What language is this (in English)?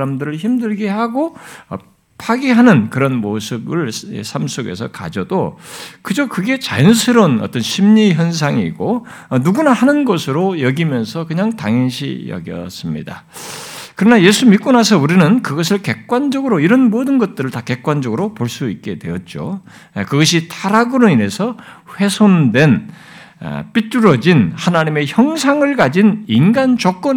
Korean